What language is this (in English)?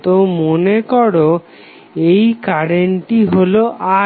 Bangla